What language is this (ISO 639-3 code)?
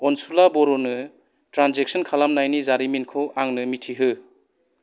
brx